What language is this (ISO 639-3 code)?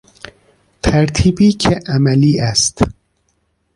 fas